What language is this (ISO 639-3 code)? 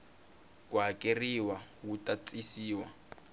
tso